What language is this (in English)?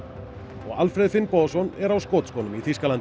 Icelandic